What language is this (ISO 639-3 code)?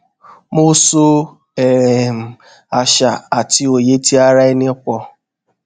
yor